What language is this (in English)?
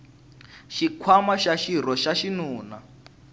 Tsonga